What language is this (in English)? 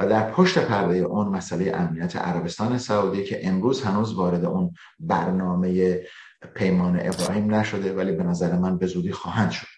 Persian